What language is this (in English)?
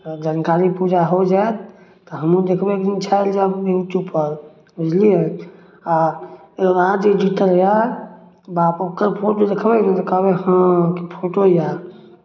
Maithili